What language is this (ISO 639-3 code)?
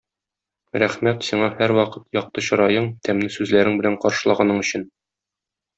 tat